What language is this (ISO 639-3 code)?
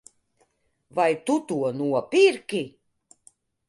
lav